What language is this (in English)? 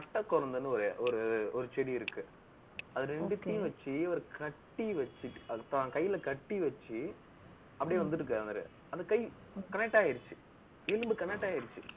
Tamil